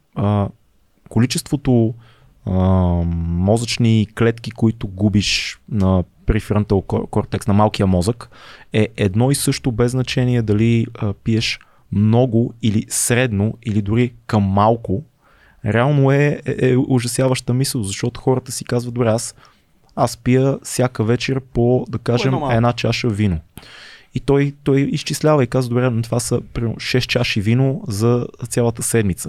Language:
Bulgarian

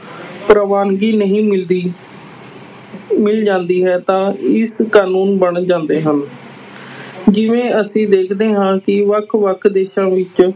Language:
Punjabi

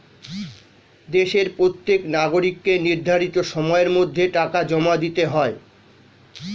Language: Bangla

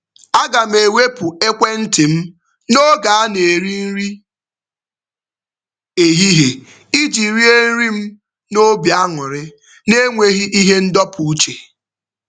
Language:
Igbo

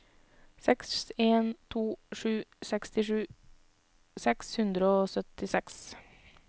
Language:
Norwegian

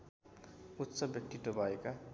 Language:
Nepali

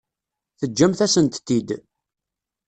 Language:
Kabyle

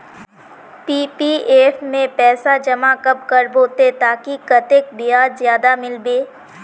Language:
Magahi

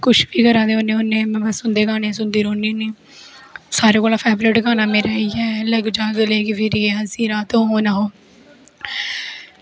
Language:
Dogri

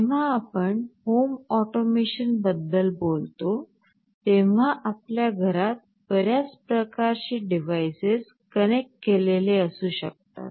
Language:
Marathi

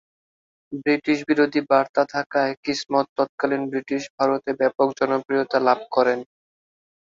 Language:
Bangla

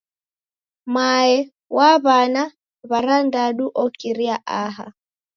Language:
Taita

